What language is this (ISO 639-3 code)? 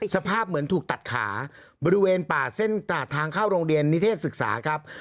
tha